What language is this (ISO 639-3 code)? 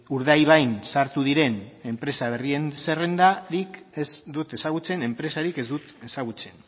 eus